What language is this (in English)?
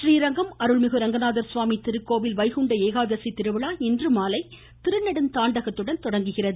Tamil